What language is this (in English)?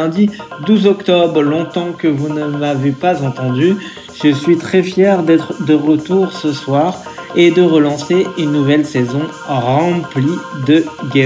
French